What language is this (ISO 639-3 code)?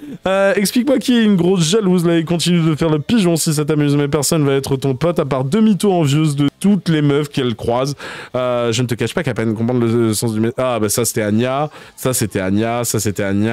fra